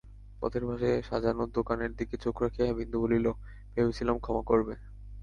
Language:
Bangla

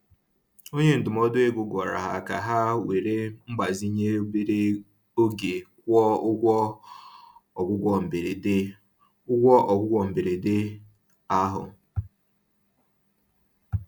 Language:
Igbo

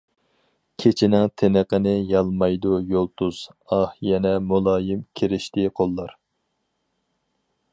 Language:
Uyghur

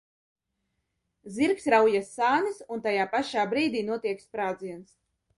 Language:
Latvian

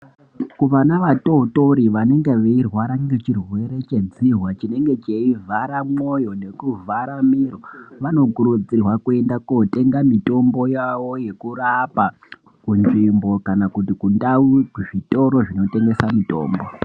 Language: Ndau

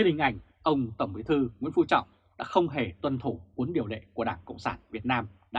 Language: Vietnamese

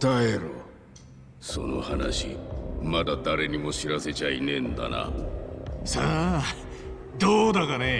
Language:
Japanese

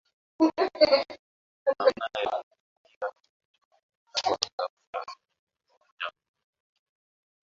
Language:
Swahili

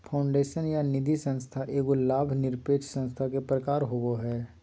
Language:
Magahi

